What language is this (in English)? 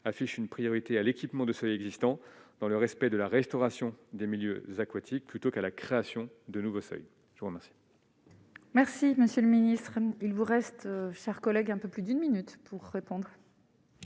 French